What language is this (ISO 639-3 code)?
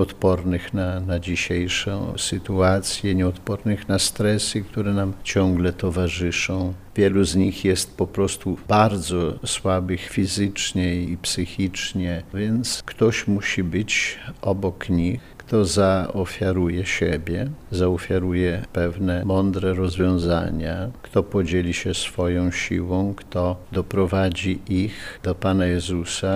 pol